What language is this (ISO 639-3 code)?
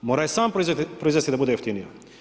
hrv